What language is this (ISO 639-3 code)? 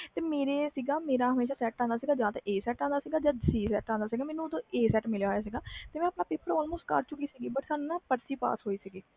pan